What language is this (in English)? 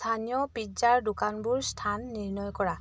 Assamese